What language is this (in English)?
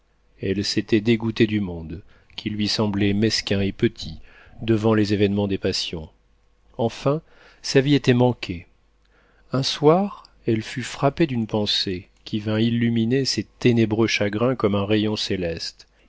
French